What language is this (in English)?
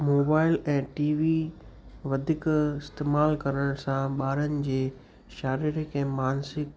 Sindhi